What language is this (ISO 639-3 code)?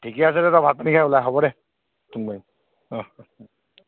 asm